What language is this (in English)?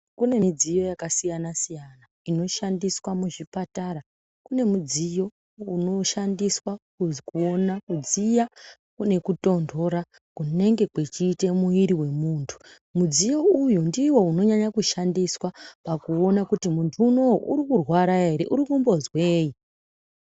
Ndau